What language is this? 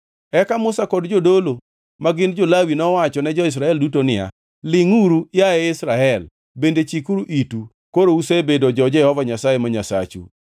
Luo (Kenya and Tanzania)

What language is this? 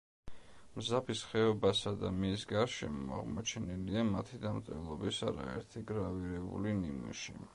Georgian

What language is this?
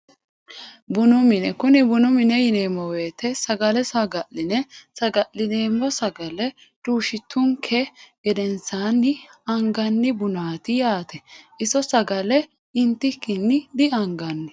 Sidamo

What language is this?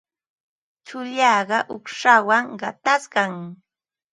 Ambo-Pasco Quechua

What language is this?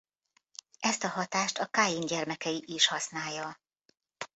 Hungarian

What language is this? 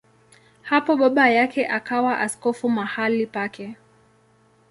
Swahili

